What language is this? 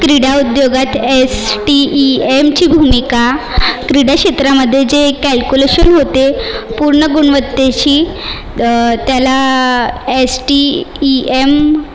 Marathi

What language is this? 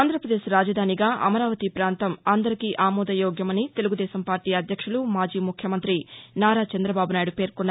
Telugu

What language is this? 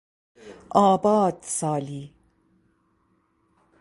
Persian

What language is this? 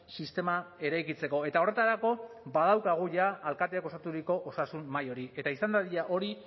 Basque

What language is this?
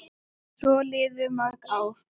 Icelandic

